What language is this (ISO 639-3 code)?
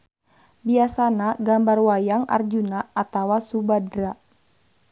sun